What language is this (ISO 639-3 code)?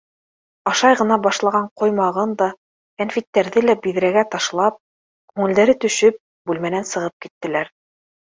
bak